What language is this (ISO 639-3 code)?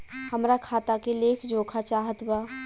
bho